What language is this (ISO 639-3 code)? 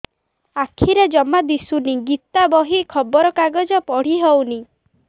ori